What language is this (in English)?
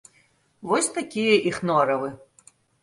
Belarusian